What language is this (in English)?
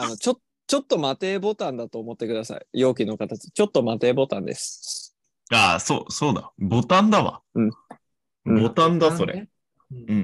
Japanese